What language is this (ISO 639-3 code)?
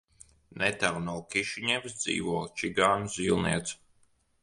lav